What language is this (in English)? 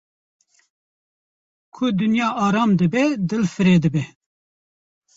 Kurdish